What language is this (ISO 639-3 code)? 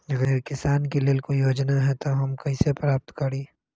mag